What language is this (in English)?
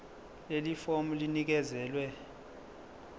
Zulu